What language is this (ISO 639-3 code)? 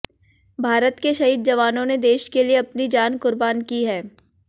hin